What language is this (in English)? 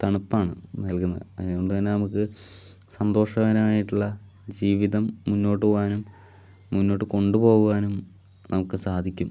Malayalam